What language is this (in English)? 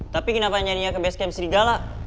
Indonesian